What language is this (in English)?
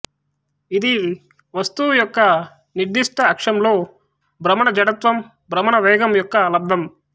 Telugu